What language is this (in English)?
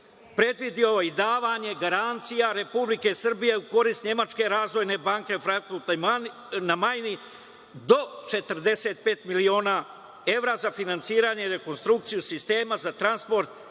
Serbian